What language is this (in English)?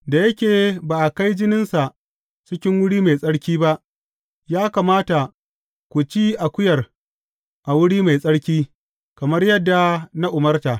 Hausa